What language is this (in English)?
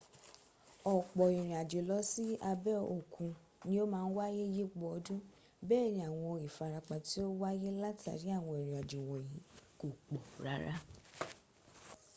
Yoruba